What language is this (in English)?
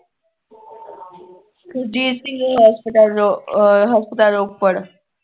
Punjabi